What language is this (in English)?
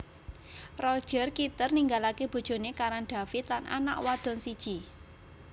Javanese